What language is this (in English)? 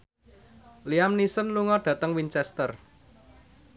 Javanese